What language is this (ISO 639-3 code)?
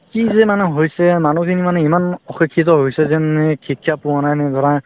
asm